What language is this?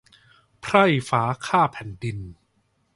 Thai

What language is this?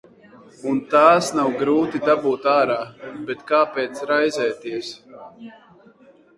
Latvian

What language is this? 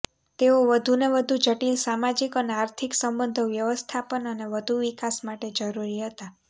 Gujarati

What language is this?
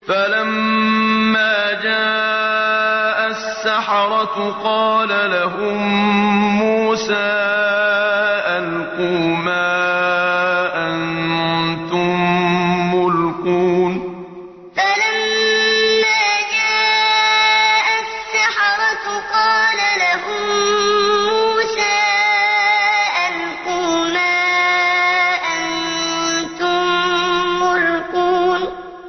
Arabic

